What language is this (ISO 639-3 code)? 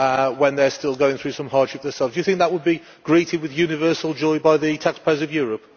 eng